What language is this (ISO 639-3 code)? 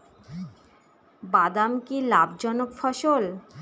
ben